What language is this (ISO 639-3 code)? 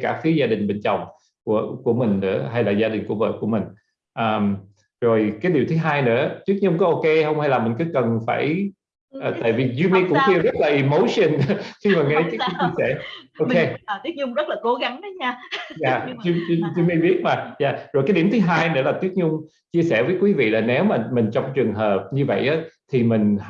vie